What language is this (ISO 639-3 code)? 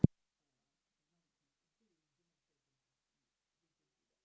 eng